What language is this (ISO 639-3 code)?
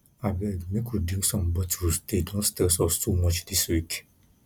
pcm